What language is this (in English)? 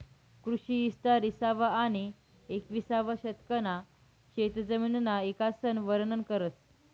Marathi